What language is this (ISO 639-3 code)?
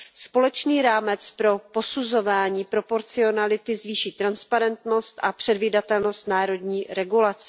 ces